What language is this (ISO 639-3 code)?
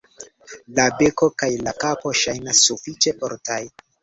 epo